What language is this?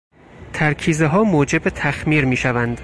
Persian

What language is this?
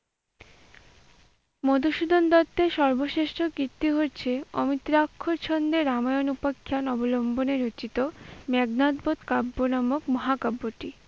Bangla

